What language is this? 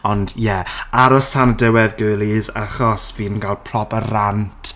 Welsh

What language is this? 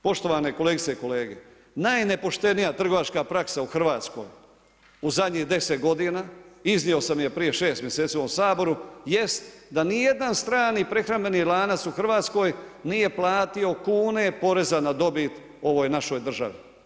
Croatian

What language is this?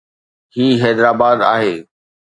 Sindhi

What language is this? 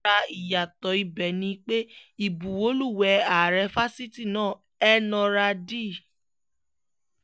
Yoruba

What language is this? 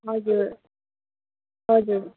Nepali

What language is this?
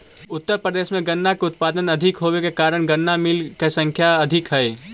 Magahi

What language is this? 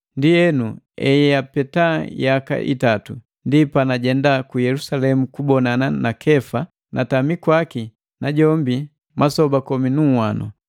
Matengo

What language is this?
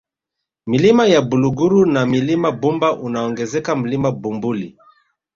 Swahili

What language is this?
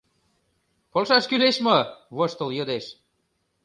Mari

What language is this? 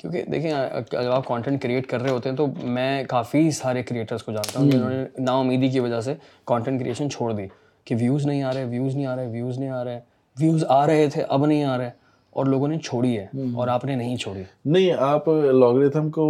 Urdu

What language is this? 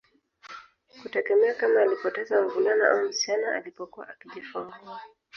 Swahili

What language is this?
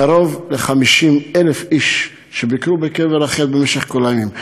Hebrew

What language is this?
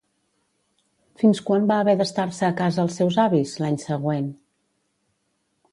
Catalan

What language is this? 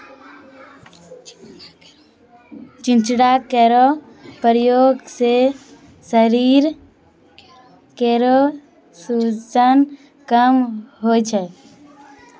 Maithili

